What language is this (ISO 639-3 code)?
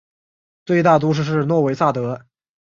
zho